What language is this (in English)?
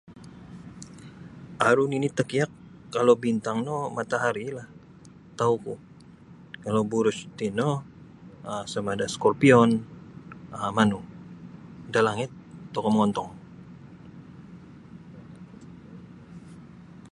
Sabah Bisaya